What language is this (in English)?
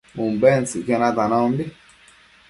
Matsés